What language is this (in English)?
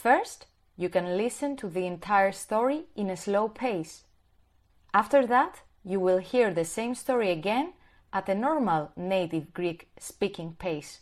Greek